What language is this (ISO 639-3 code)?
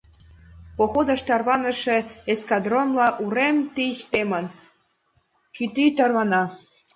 chm